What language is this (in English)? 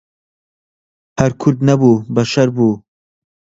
Central Kurdish